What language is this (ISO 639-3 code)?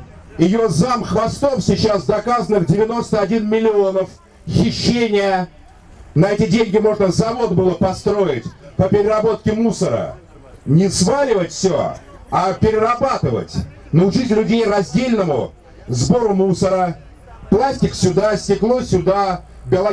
rus